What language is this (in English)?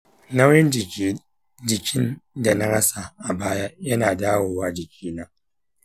Hausa